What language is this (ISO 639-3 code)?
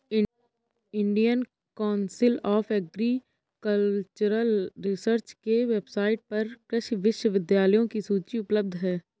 hin